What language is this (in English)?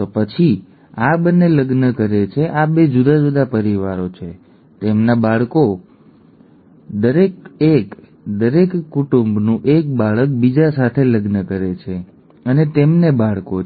Gujarati